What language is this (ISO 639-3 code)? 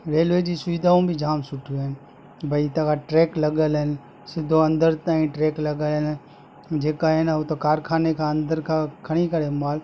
snd